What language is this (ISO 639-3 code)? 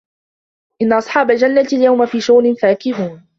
ara